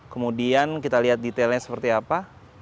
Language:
Indonesian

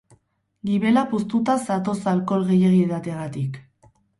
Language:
Basque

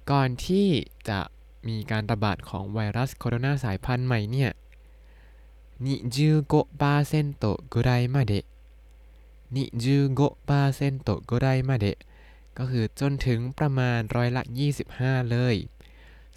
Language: Thai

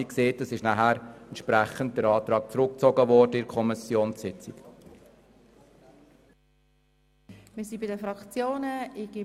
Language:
Swiss German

